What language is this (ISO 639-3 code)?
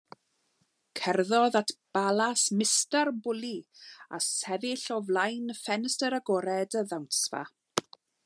cym